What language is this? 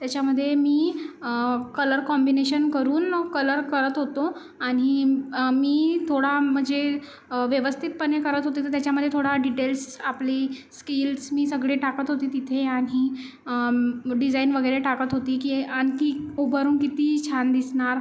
Marathi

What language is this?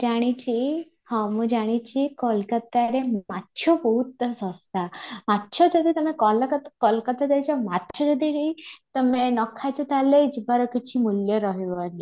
Odia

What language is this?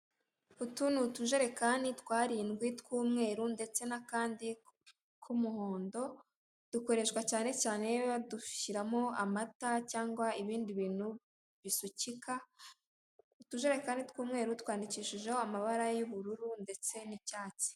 Kinyarwanda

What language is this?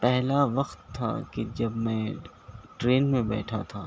Urdu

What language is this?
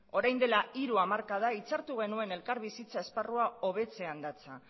Basque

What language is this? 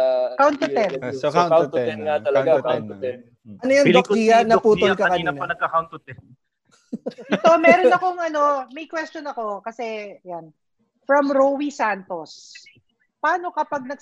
Filipino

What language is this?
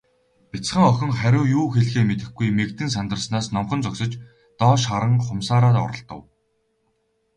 Mongolian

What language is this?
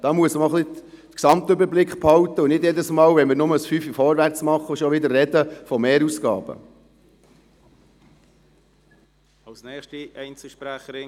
Swiss German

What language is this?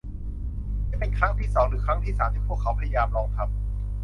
Thai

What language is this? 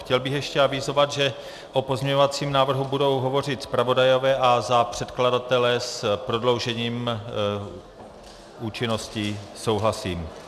Czech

